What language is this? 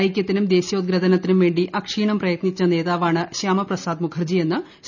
Malayalam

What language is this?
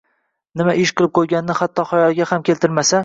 Uzbek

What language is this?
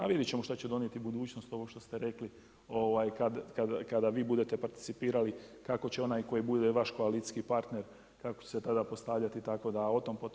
Croatian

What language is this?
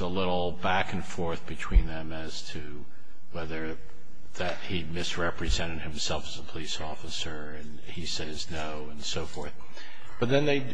English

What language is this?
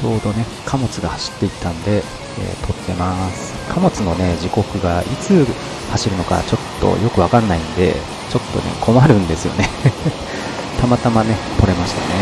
Japanese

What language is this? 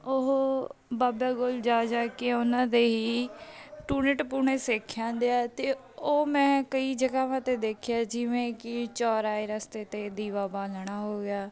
Punjabi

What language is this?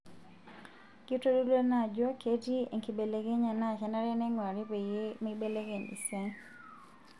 Masai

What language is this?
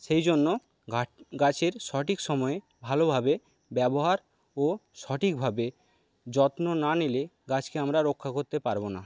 Bangla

